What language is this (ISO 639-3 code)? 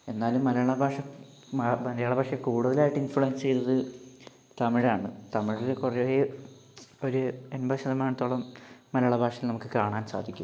mal